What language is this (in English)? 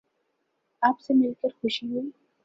Urdu